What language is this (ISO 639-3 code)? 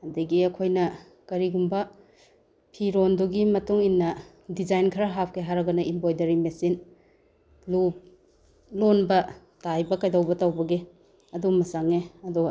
mni